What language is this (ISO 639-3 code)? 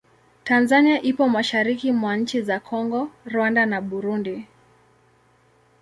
swa